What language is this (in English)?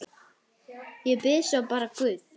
Icelandic